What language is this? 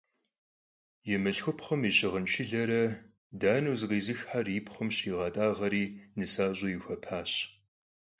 Kabardian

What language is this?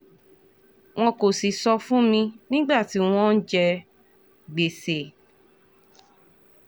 Yoruba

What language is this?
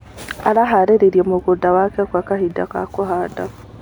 Kikuyu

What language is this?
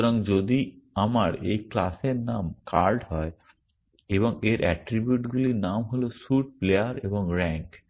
Bangla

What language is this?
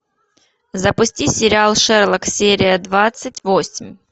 Russian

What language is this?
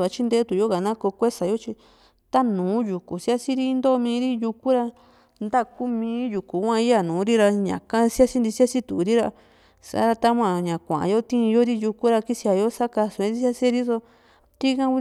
Juxtlahuaca Mixtec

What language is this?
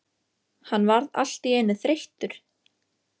Icelandic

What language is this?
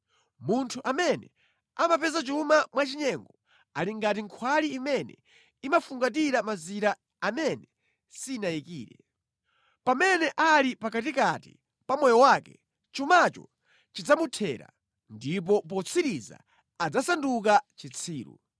Nyanja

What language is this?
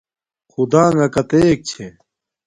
Domaaki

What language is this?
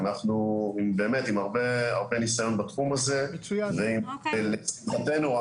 Hebrew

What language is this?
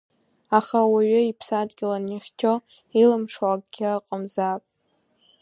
Abkhazian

